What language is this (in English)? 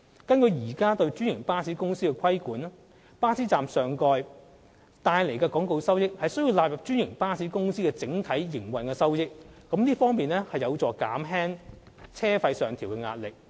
Cantonese